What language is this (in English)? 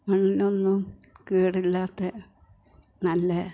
Malayalam